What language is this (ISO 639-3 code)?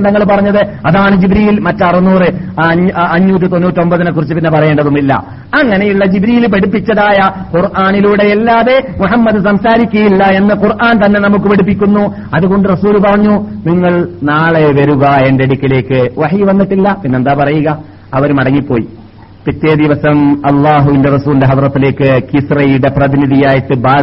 mal